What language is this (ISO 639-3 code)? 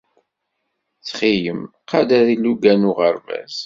kab